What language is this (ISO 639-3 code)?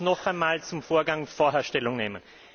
deu